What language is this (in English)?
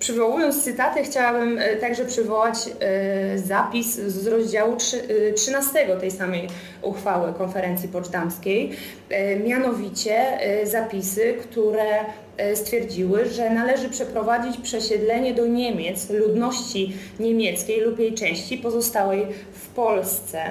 Polish